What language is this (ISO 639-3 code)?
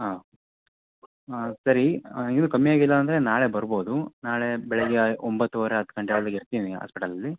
kan